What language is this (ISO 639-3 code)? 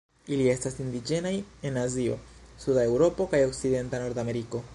epo